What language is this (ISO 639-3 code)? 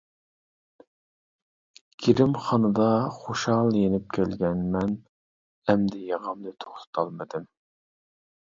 uig